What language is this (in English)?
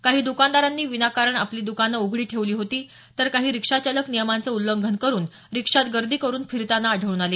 Marathi